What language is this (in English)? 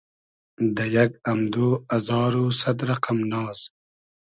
Hazaragi